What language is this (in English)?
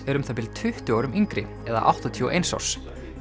Icelandic